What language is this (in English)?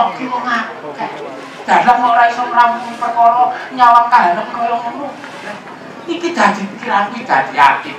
Thai